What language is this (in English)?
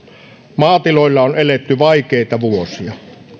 Finnish